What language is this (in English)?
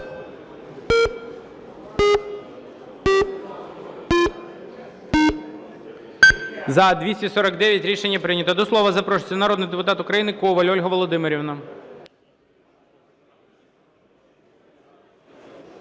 Ukrainian